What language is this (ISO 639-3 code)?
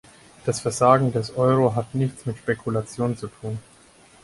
deu